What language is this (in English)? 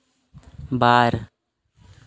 Santali